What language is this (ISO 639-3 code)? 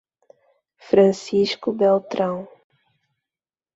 por